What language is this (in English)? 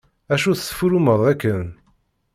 Kabyle